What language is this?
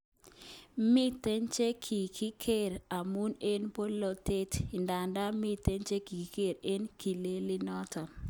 Kalenjin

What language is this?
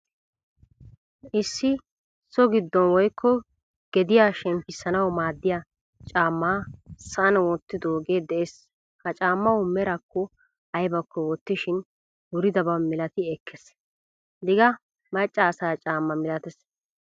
Wolaytta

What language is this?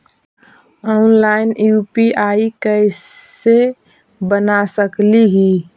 Magahi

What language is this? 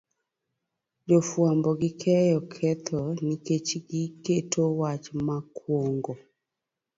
Luo (Kenya and Tanzania)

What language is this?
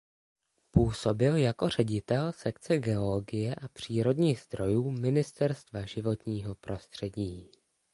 Czech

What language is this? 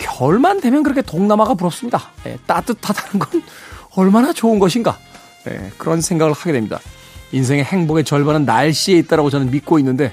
Korean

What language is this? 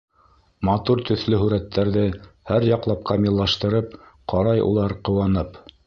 Bashkir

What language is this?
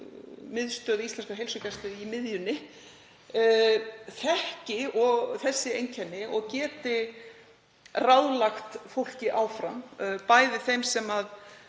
Icelandic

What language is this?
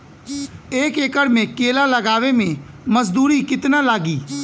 Bhojpuri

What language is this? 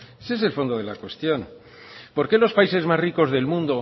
Spanish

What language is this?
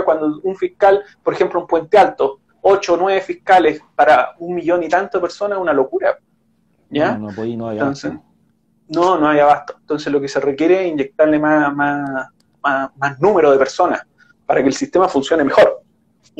Spanish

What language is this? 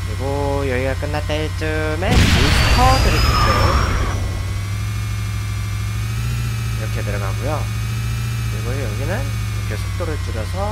Korean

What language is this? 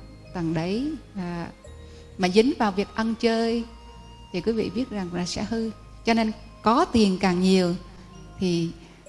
Vietnamese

